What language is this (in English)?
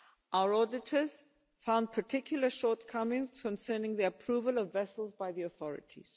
English